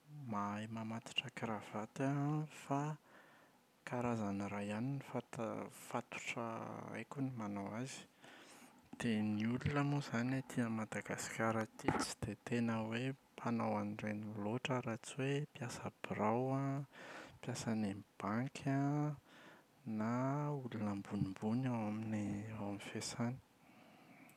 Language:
Malagasy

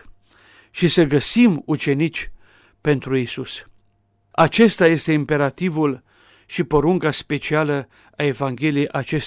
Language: Romanian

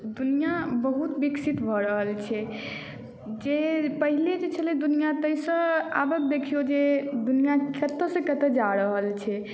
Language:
Maithili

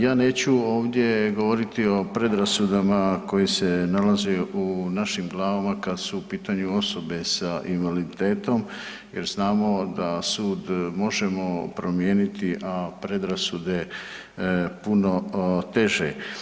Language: Croatian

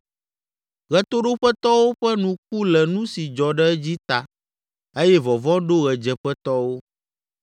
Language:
Ewe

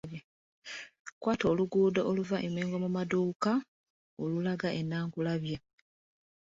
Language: Ganda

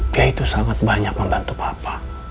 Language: Indonesian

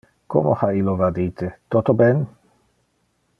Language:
Interlingua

